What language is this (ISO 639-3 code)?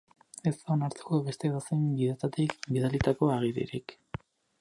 eus